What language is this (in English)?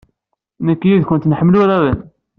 Kabyle